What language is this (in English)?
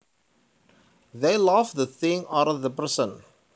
Javanese